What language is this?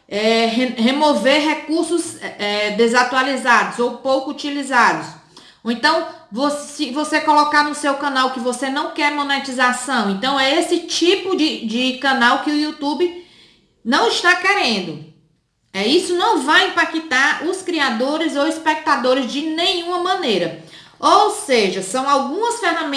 Portuguese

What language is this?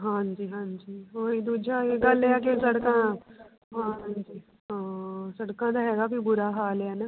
Punjabi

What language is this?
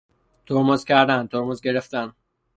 Persian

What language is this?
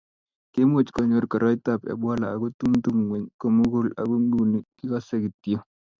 Kalenjin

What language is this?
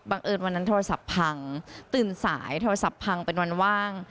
Thai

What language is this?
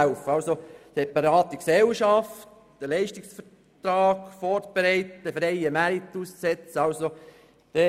Swiss German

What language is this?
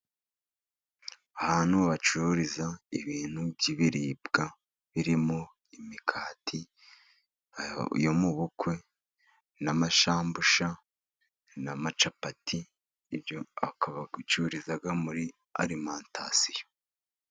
Kinyarwanda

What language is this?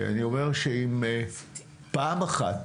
Hebrew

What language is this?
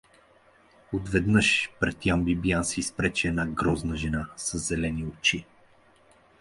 Bulgarian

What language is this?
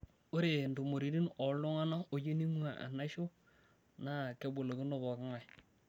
Masai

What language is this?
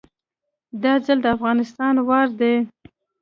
Pashto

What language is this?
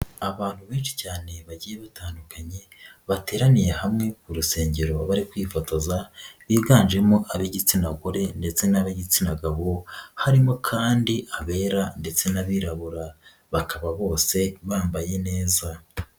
Kinyarwanda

